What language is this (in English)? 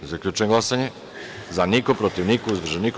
Serbian